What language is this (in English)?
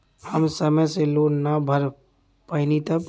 Bhojpuri